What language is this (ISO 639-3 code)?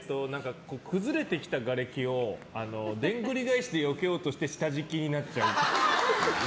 jpn